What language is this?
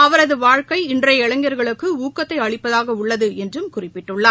Tamil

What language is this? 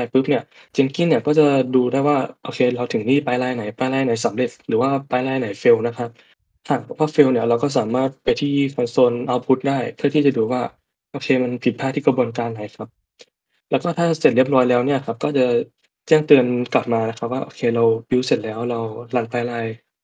Thai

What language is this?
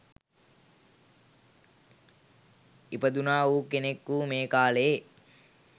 Sinhala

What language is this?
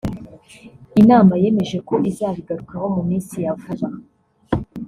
Kinyarwanda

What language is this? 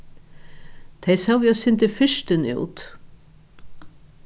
Faroese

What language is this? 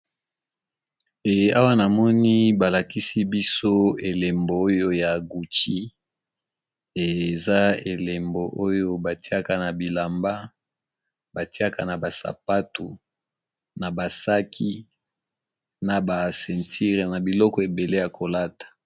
Lingala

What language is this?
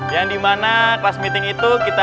Indonesian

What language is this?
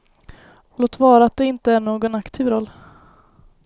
Swedish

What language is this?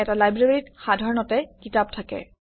Assamese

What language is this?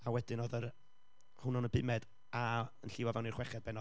Welsh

